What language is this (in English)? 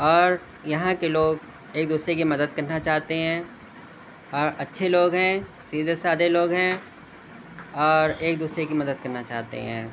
Urdu